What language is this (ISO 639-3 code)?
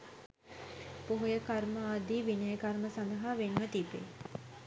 sin